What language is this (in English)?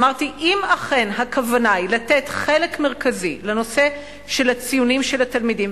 Hebrew